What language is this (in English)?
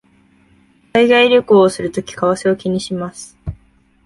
Japanese